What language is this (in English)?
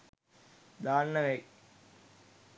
Sinhala